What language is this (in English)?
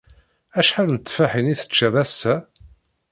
Kabyle